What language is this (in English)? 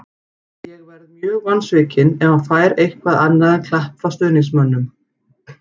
Icelandic